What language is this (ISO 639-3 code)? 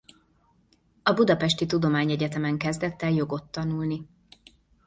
hun